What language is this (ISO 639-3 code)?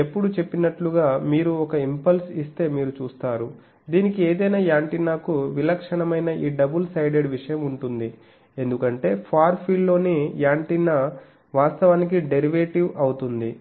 tel